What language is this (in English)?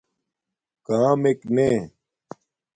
Domaaki